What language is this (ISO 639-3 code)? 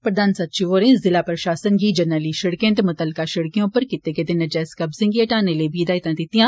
doi